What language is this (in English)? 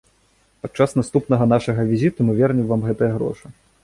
Belarusian